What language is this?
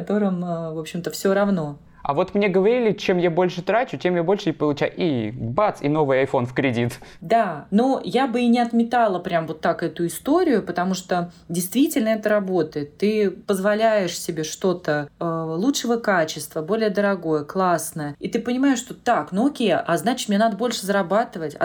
Russian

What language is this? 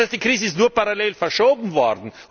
German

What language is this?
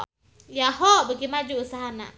Sundanese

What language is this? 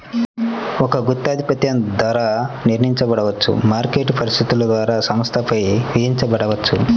Telugu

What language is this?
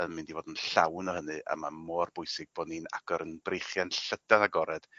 Welsh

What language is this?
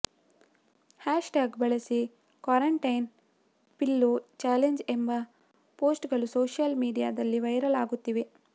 Kannada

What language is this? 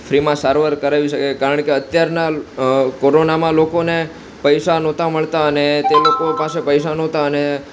Gujarati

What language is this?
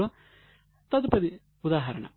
Telugu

